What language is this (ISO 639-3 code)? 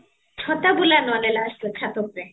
ori